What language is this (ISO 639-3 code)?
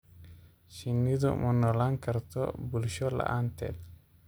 som